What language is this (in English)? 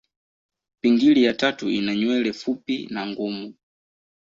Swahili